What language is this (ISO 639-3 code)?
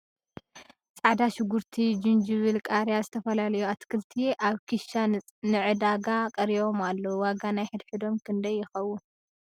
tir